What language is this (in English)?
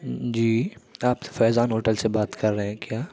Urdu